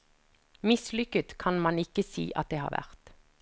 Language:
Norwegian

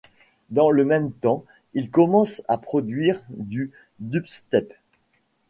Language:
French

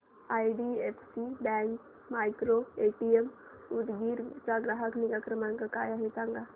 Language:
Marathi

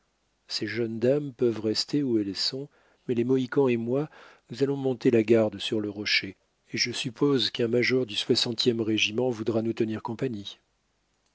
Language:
French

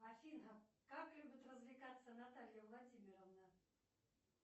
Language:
Russian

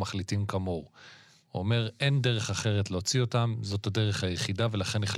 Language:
Hebrew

